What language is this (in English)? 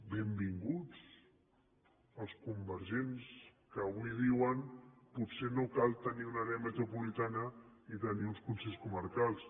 Catalan